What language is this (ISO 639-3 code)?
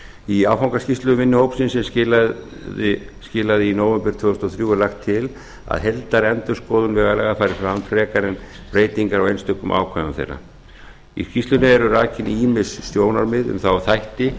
isl